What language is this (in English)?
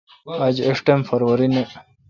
Kalkoti